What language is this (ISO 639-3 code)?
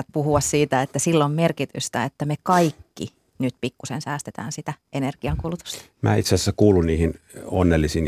fin